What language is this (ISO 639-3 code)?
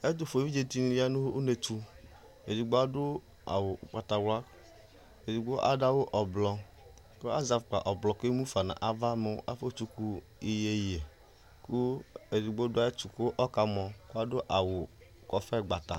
kpo